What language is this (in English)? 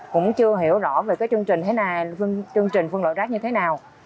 Vietnamese